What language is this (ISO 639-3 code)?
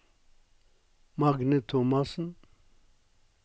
nor